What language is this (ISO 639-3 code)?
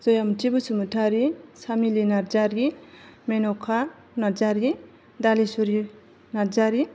brx